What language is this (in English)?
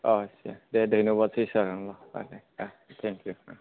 Bodo